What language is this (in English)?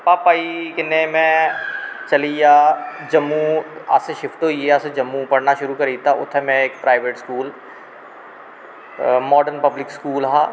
Dogri